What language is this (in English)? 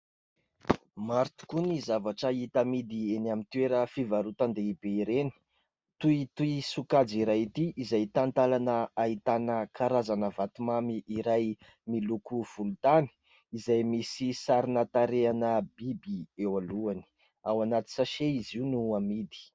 Malagasy